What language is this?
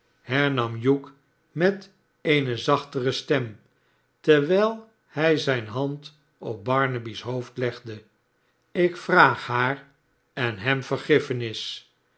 Dutch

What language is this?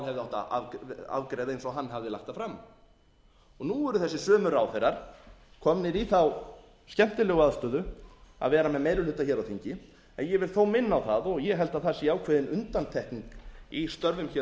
Icelandic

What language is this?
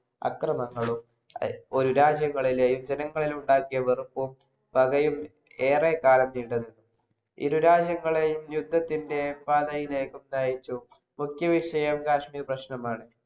Malayalam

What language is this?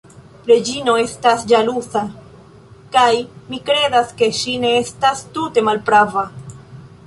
Esperanto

